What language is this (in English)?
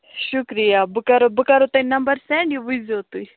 Kashmiri